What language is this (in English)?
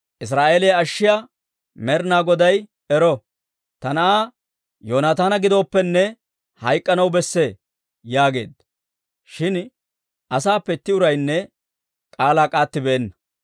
Dawro